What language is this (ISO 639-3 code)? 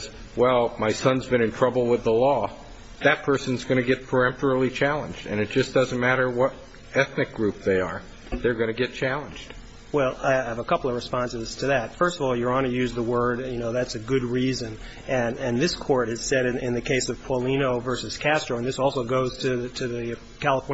eng